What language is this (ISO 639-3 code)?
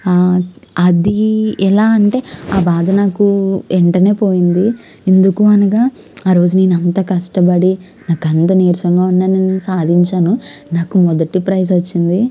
tel